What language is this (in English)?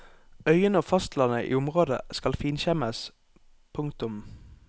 Norwegian